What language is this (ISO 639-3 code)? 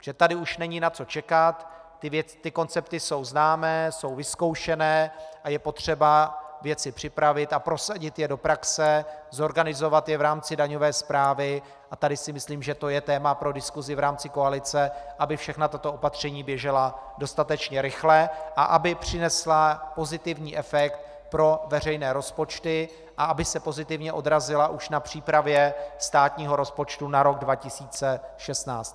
ces